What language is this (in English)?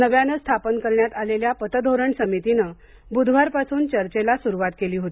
Marathi